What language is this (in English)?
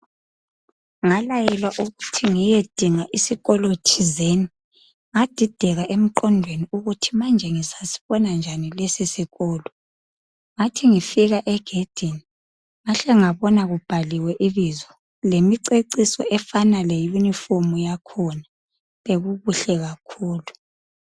North Ndebele